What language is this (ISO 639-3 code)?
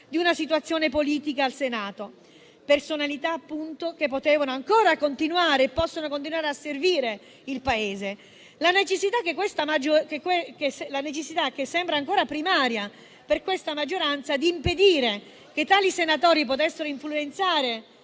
ita